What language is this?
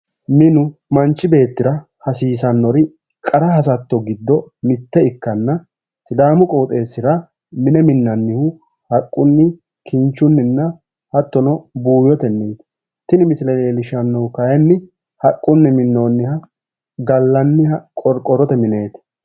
Sidamo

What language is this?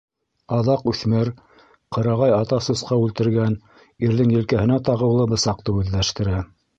Bashkir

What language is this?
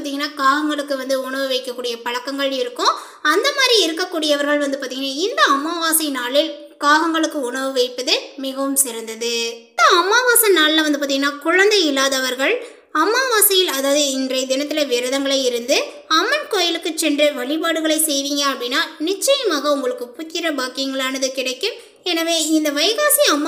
Tamil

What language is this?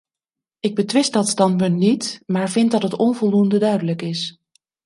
Dutch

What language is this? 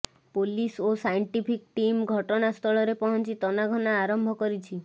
Odia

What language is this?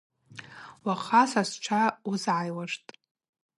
Abaza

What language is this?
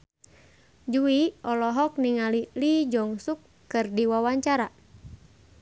Sundanese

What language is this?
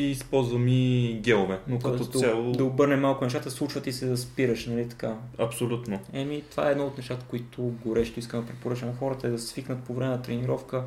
Bulgarian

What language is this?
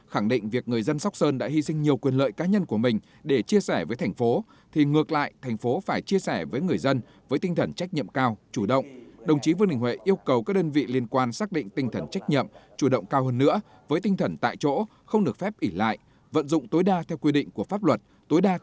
Vietnamese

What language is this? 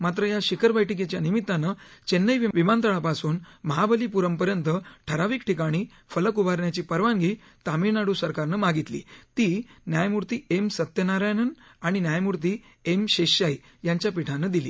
Marathi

